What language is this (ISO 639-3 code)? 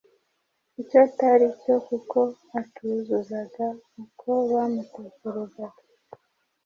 kin